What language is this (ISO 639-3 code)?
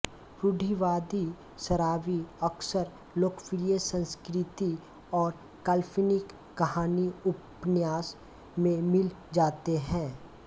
hin